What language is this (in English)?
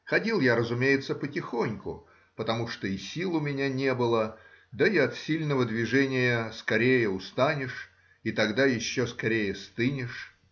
Russian